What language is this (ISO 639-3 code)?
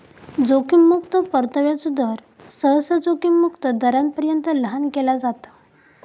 mar